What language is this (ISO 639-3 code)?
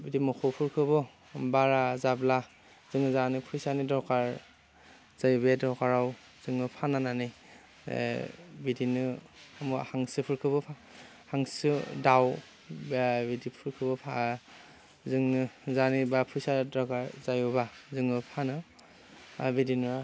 brx